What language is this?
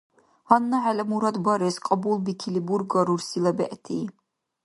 Dargwa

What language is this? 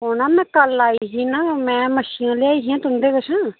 Dogri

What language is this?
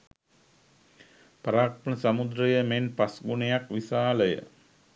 Sinhala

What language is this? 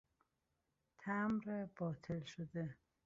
Persian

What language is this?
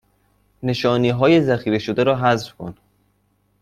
Persian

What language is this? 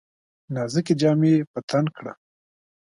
Pashto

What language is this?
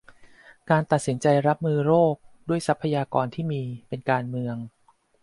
Thai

